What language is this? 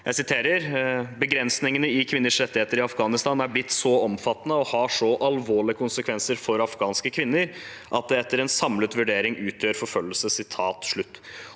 Norwegian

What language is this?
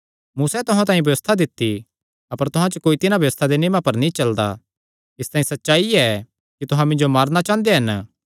Kangri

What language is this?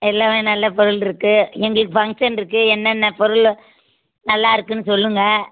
Tamil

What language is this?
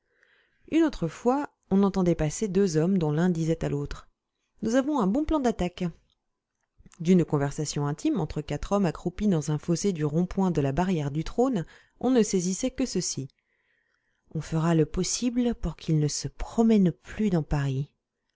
French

